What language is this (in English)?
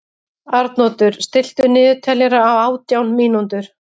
Icelandic